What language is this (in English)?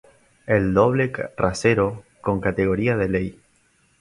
Spanish